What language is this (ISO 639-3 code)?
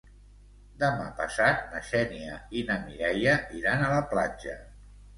cat